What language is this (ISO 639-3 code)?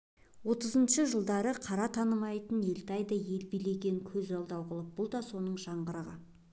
kaz